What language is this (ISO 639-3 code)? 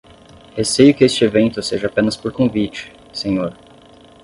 por